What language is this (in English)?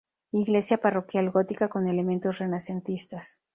Spanish